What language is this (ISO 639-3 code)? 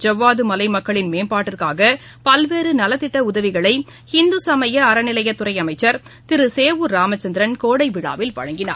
tam